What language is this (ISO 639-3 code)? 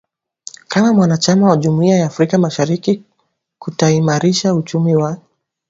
swa